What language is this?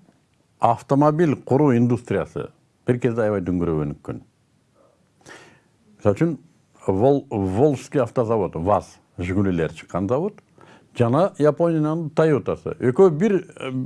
Turkish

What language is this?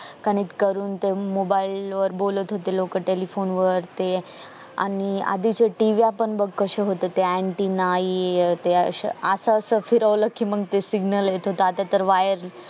Marathi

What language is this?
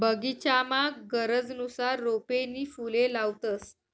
Marathi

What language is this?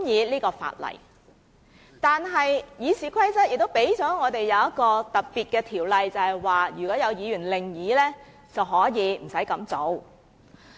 Cantonese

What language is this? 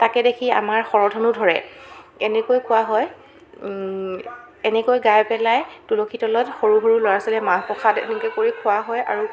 Assamese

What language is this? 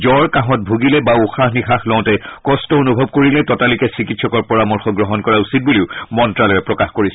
Assamese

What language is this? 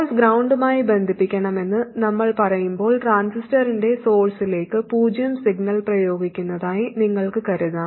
Malayalam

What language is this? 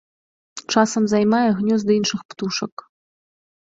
Belarusian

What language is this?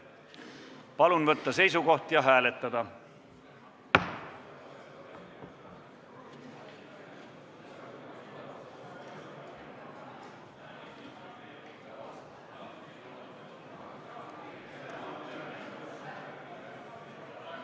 Estonian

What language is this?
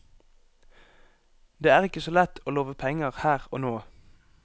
Norwegian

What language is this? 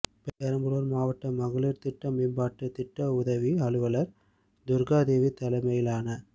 Tamil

